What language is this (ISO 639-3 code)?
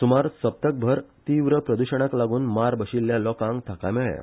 kok